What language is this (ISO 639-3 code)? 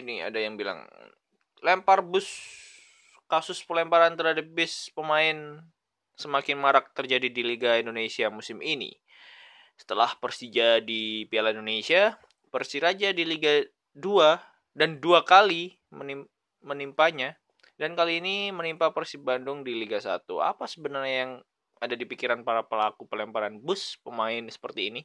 ind